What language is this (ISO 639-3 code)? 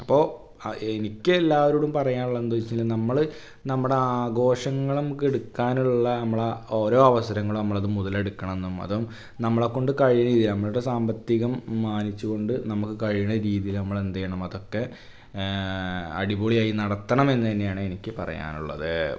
mal